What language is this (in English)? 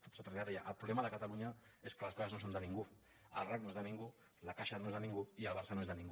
Catalan